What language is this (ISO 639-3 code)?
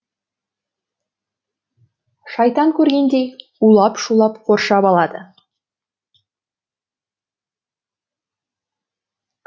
kaz